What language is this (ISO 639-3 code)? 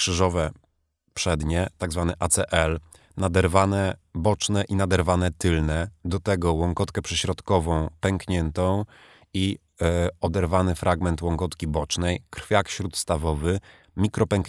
pol